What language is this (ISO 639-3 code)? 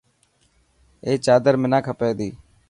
mki